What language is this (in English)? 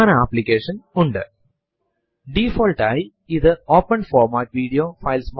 Malayalam